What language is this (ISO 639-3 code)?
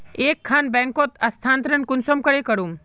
mag